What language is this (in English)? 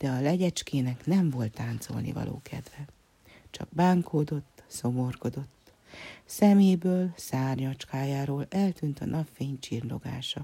Hungarian